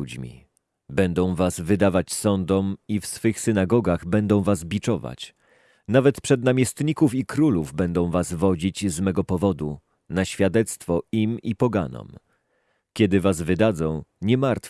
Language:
Polish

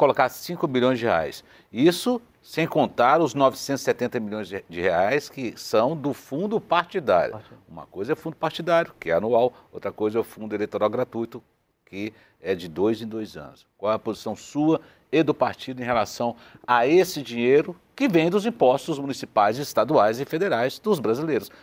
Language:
Portuguese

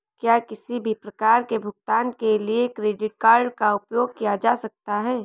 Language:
Hindi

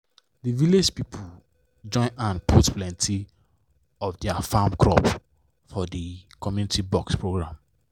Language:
Nigerian Pidgin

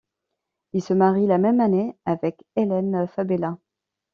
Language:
French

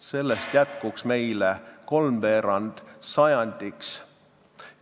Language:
Estonian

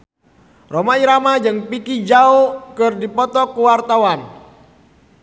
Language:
Sundanese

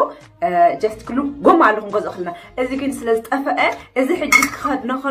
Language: Arabic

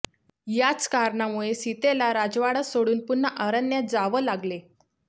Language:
Marathi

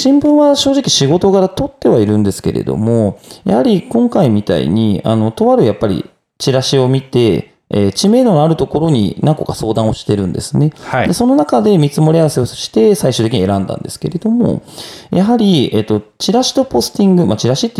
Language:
Japanese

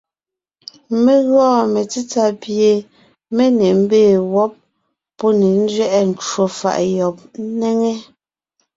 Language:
Ngiemboon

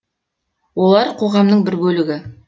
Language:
Kazakh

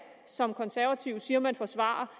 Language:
Danish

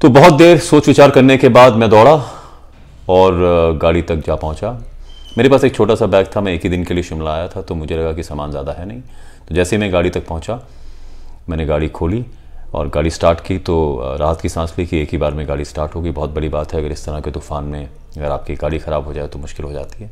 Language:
Hindi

